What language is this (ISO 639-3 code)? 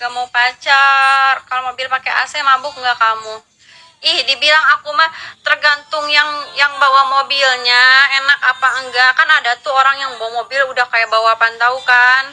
ind